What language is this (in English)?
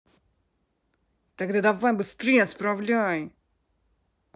Russian